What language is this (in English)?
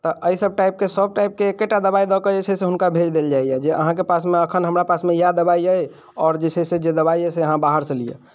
Maithili